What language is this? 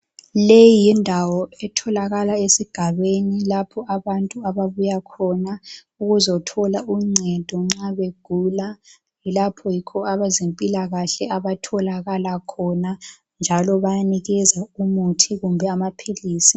North Ndebele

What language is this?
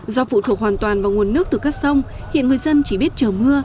Vietnamese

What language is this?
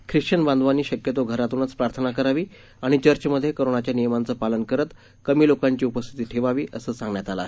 Marathi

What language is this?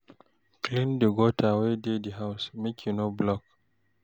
Nigerian Pidgin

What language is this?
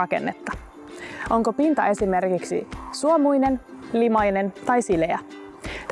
Finnish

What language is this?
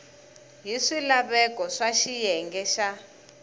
Tsonga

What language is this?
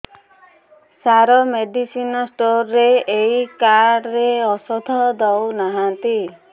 Odia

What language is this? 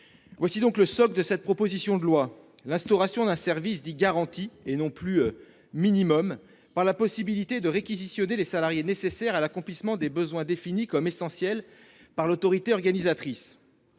French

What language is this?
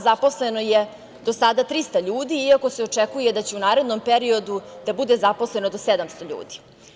Serbian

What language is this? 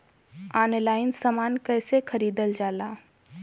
Bhojpuri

